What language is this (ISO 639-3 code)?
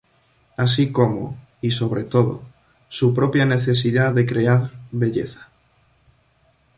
spa